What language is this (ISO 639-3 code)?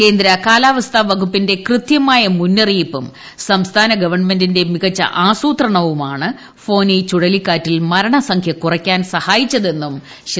mal